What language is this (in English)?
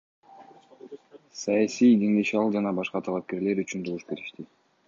Kyrgyz